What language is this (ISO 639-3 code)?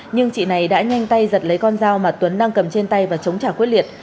vie